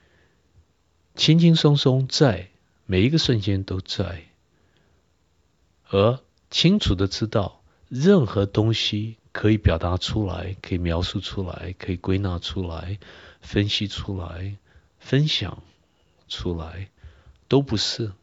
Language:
Chinese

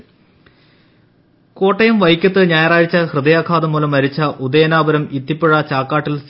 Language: Malayalam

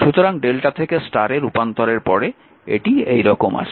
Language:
Bangla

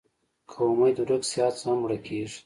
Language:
Pashto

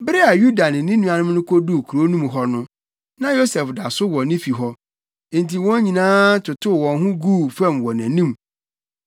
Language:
Akan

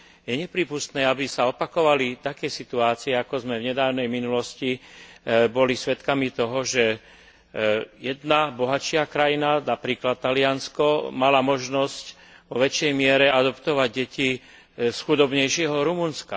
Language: Slovak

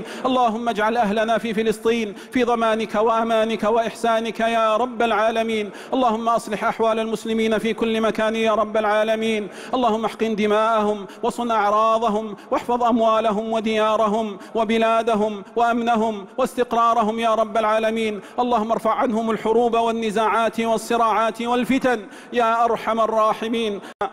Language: Arabic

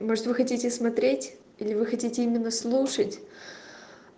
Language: Russian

